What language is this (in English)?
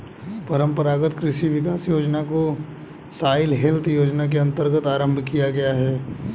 Hindi